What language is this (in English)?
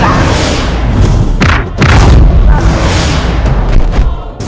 Indonesian